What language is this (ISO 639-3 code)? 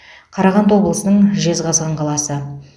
kaz